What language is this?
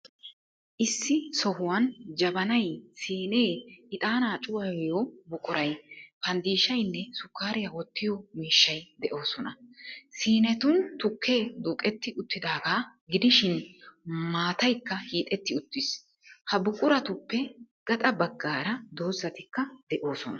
Wolaytta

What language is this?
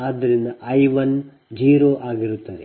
Kannada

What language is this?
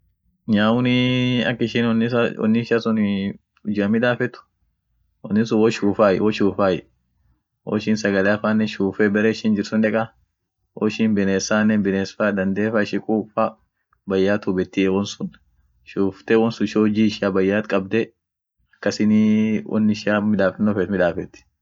Orma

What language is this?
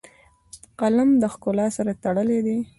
Pashto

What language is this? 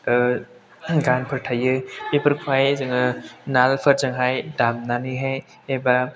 Bodo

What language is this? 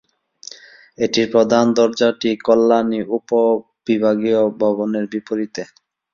Bangla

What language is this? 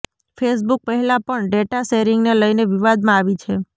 Gujarati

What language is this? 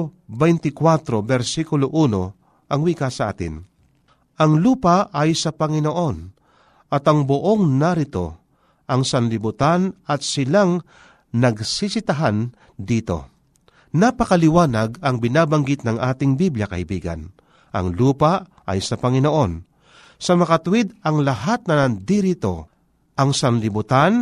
Filipino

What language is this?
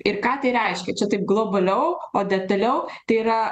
Lithuanian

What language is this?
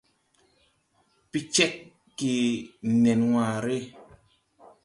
Tupuri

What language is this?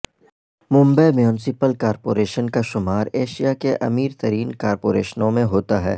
Urdu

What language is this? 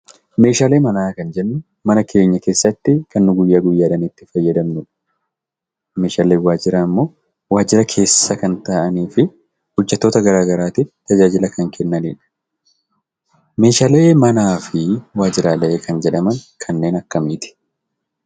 Oromo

